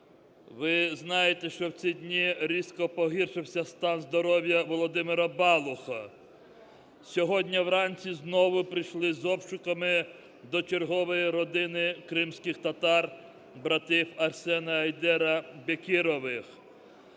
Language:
Ukrainian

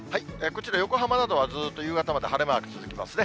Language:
Japanese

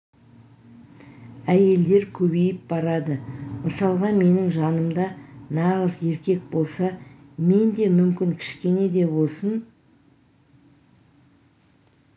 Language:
Kazakh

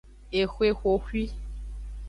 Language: Aja (Benin)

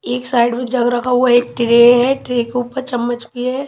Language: Hindi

